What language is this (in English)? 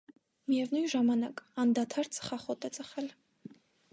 Armenian